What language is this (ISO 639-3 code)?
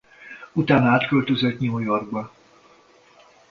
hun